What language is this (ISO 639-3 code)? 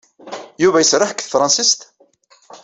kab